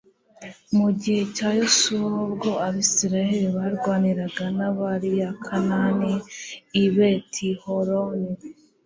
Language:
Kinyarwanda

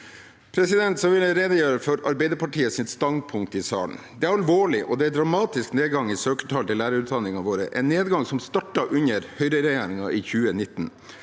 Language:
Norwegian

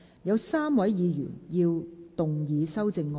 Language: Cantonese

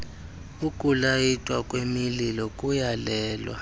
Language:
Xhosa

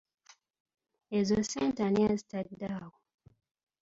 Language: Ganda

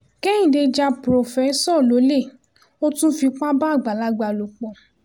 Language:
Yoruba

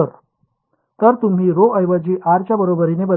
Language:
Marathi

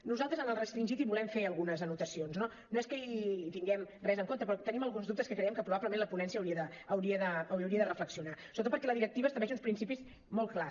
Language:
Catalan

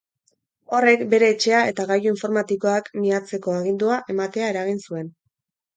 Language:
Basque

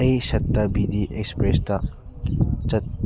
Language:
Manipuri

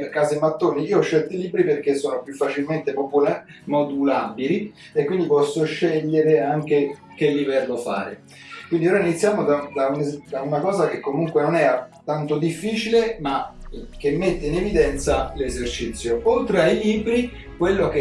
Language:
Italian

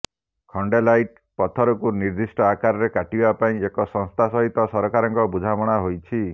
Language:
Odia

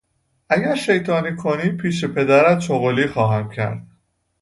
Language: Persian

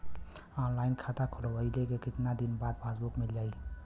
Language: Bhojpuri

